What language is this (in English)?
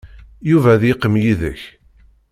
Kabyle